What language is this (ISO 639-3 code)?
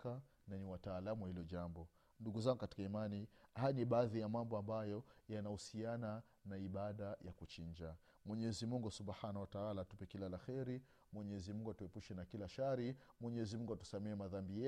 swa